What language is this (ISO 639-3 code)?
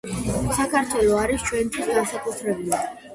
kat